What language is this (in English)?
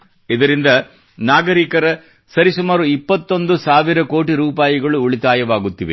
Kannada